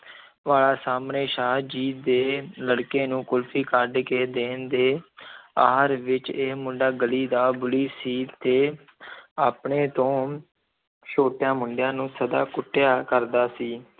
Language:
Punjabi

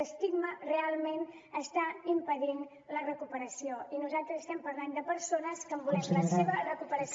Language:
Catalan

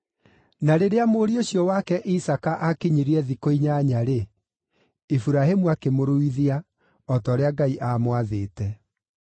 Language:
Kikuyu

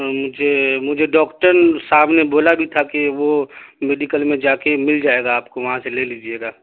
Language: Urdu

